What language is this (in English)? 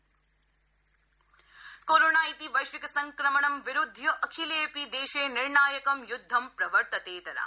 Sanskrit